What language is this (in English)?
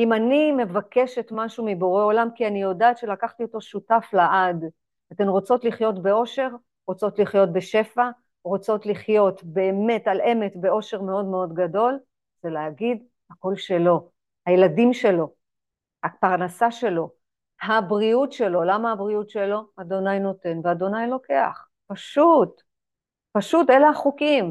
Hebrew